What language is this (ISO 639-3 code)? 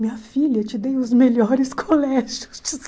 por